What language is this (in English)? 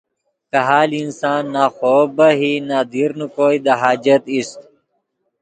Yidgha